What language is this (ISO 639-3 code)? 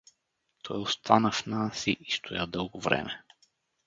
bul